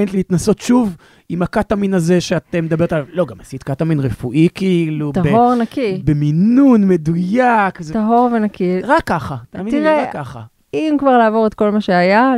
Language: Hebrew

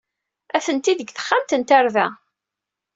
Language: Kabyle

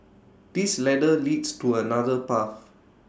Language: English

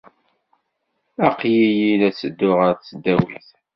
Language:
Kabyle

